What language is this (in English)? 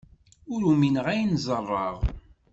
Kabyle